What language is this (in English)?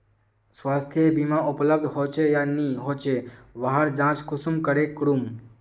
Magahi